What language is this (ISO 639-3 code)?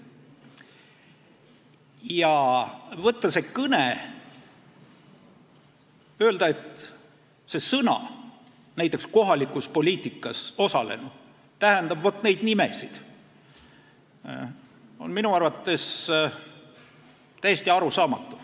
est